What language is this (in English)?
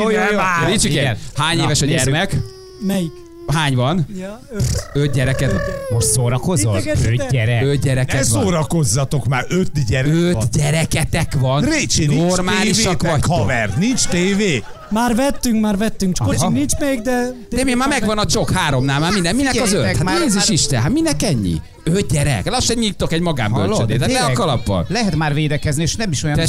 Hungarian